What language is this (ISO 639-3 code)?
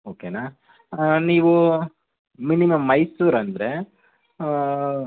kan